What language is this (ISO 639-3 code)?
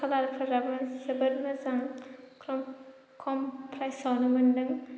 brx